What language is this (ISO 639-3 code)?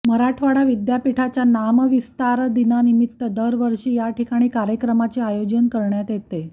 mar